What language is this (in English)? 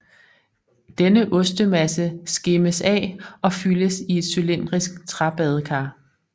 Danish